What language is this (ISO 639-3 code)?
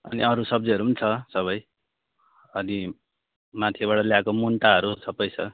nep